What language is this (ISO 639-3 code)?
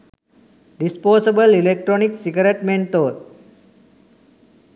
sin